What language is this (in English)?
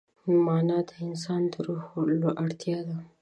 Pashto